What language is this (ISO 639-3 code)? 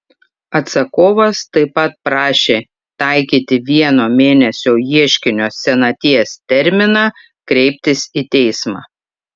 lit